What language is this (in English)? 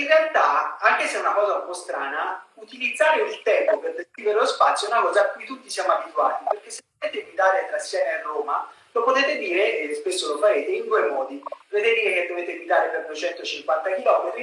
Italian